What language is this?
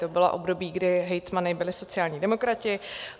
Czech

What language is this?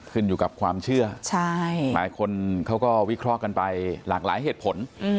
Thai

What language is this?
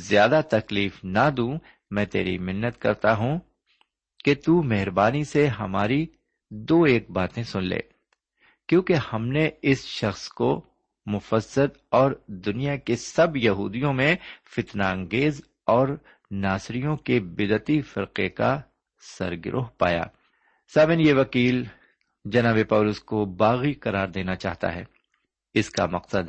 Urdu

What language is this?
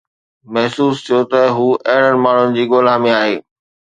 Sindhi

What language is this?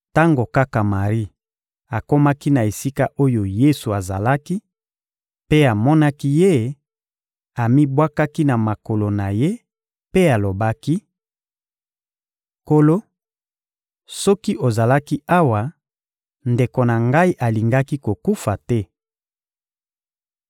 Lingala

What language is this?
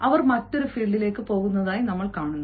Malayalam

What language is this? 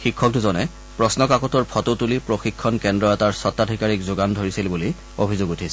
Assamese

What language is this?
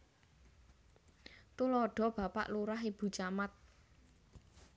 Javanese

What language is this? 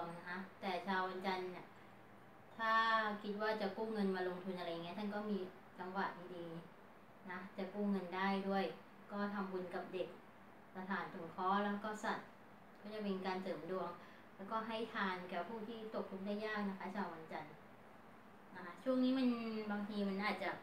Thai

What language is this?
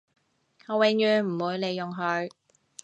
Cantonese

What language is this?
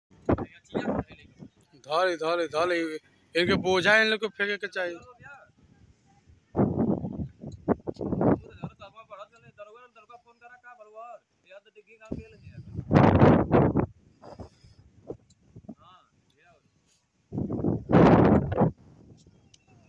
Hindi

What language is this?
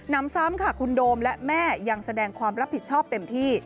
Thai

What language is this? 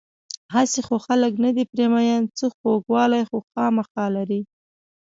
Pashto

